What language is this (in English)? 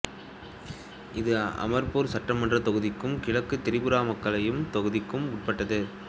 Tamil